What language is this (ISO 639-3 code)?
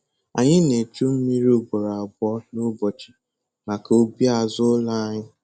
ibo